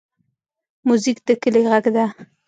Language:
Pashto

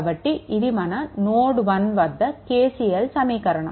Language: Telugu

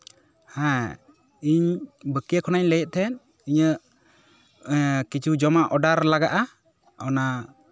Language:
Santali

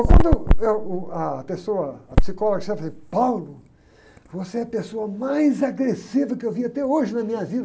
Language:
Portuguese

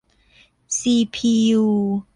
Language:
Thai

